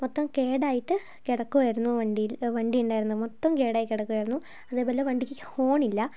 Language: Malayalam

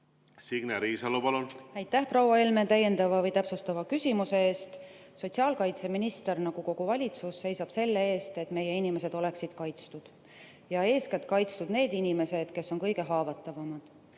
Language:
Estonian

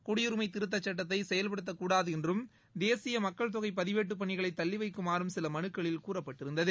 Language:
Tamil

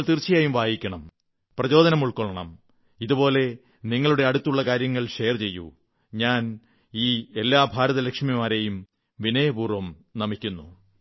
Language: Malayalam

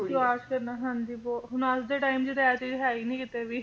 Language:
Punjabi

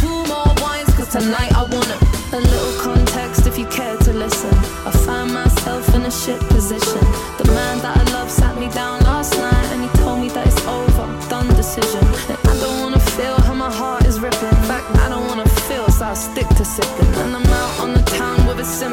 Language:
Swedish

